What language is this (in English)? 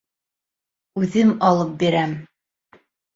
Bashkir